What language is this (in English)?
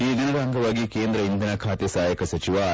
Kannada